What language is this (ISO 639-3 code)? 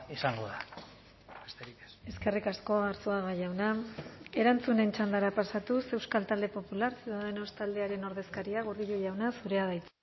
eus